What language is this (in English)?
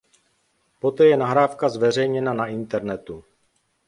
Czech